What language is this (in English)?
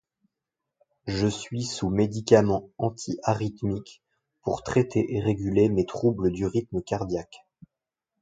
French